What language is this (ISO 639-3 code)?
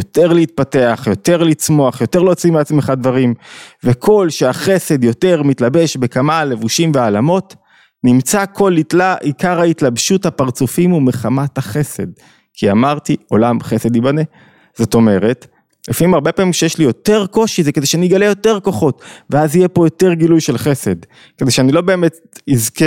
heb